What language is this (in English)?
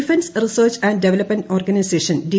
Malayalam